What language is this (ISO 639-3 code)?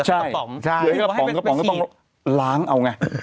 tha